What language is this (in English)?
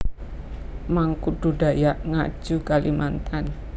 Javanese